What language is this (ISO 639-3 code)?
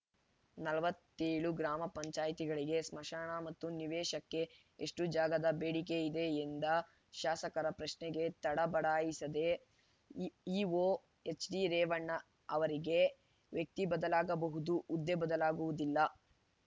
kan